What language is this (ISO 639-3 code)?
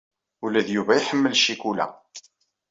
kab